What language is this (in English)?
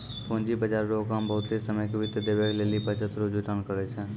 Maithili